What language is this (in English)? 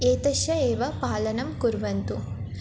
Sanskrit